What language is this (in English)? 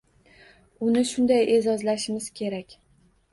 Uzbek